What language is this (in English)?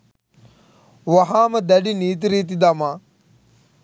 Sinhala